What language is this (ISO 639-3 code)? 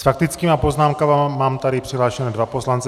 ces